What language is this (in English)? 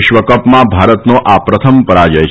Gujarati